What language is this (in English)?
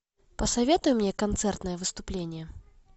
Russian